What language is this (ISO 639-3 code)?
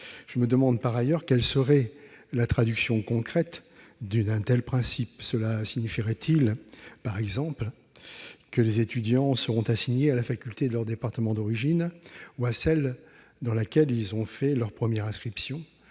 fra